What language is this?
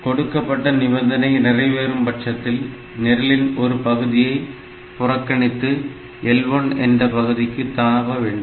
Tamil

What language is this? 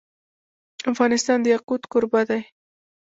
Pashto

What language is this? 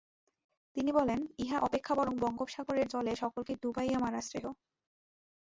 Bangla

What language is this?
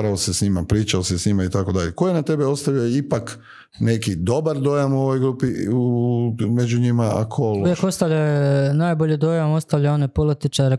Croatian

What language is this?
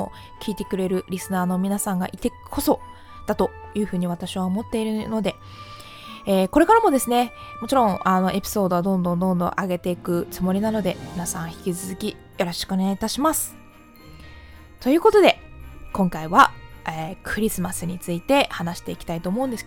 Japanese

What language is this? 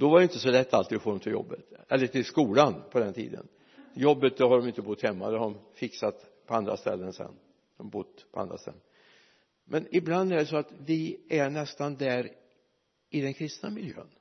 Swedish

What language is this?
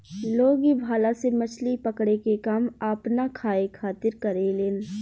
Bhojpuri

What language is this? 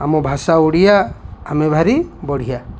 Odia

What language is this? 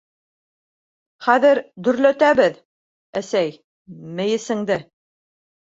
Bashkir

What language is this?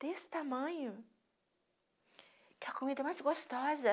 Portuguese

